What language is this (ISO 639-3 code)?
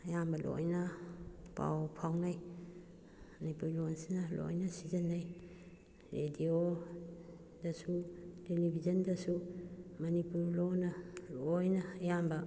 mni